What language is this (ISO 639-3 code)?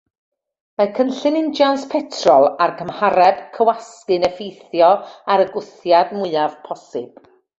cym